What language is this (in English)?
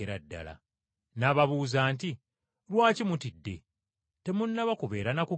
Ganda